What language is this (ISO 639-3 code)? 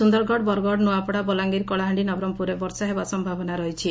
ori